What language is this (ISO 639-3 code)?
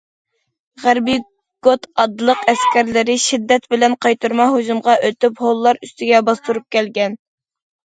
uig